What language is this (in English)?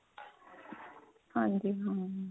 Punjabi